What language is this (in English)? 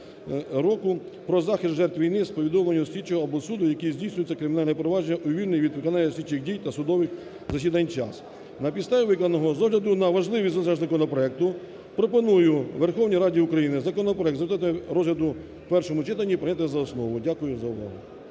Ukrainian